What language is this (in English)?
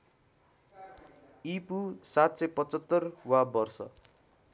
Nepali